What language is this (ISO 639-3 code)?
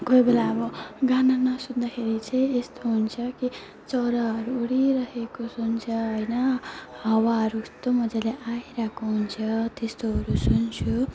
nep